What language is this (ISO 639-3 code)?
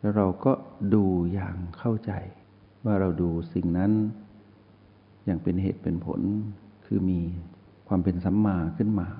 tha